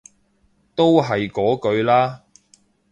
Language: Cantonese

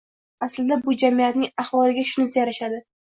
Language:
Uzbek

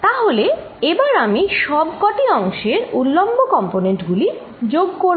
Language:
Bangla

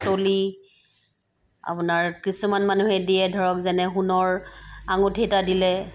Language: Assamese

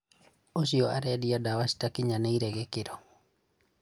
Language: Kikuyu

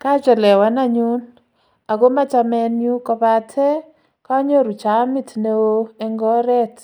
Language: Kalenjin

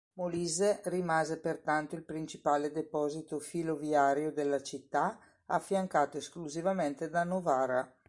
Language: Italian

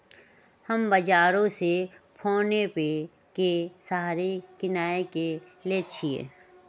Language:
Magahi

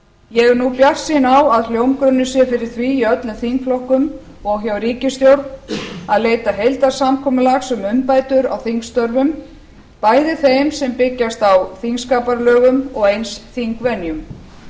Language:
Icelandic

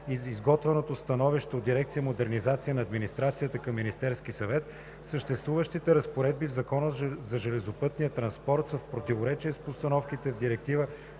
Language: Bulgarian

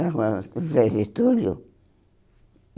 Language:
Portuguese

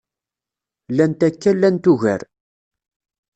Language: Kabyle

